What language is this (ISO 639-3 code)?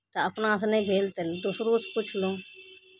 mai